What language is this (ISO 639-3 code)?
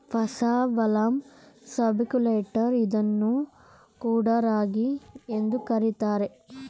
kan